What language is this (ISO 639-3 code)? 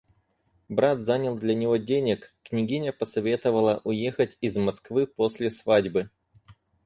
rus